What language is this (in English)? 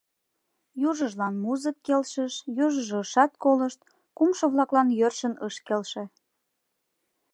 Mari